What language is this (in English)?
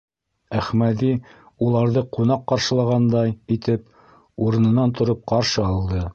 Bashkir